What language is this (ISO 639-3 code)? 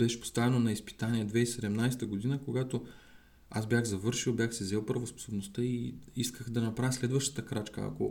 bul